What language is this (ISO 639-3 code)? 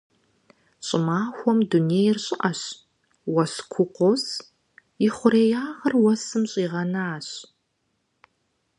kbd